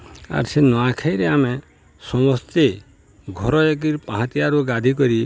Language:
Odia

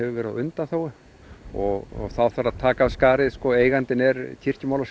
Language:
Icelandic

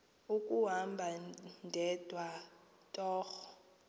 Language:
Xhosa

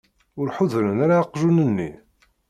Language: Kabyle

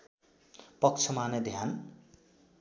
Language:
Nepali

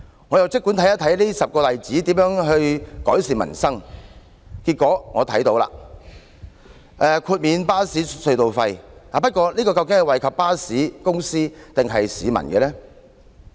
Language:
Cantonese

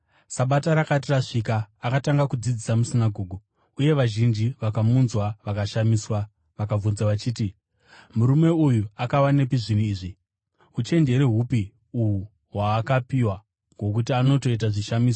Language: Shona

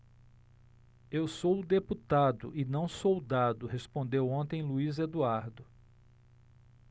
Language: Portuguese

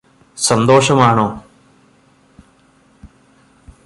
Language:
Malayalam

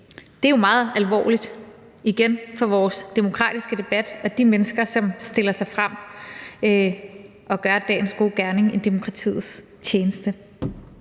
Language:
Danish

